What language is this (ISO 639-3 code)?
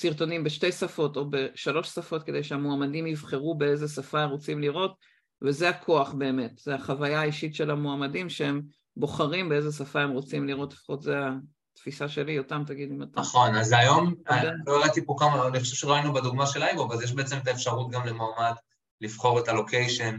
heb